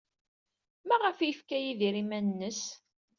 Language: Kabyle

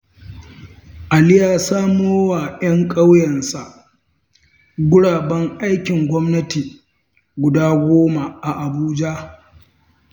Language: Hausa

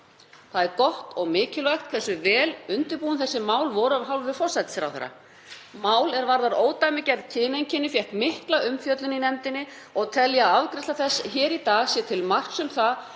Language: Icelandic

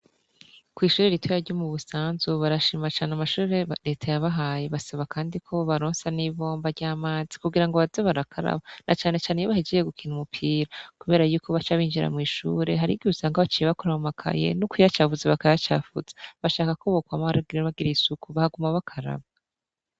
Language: Rundi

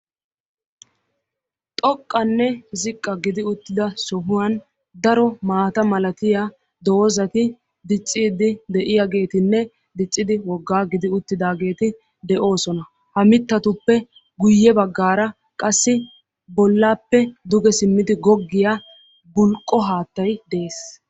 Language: Wolaytta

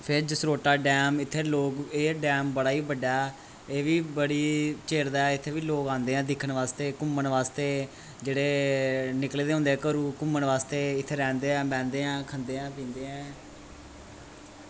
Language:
Dogri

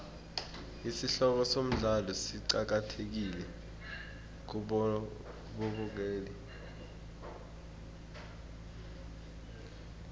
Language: South Ndebele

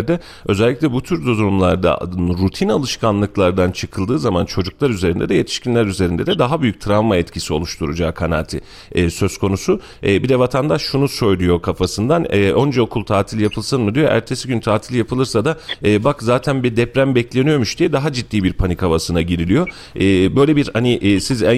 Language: Turkish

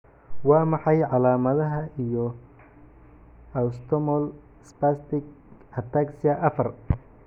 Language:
Somali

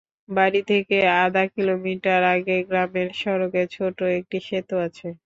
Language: Bangla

